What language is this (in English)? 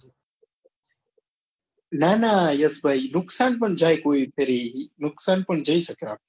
Gujarati